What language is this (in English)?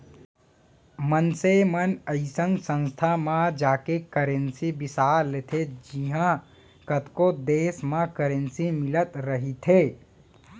Chhattisgarhi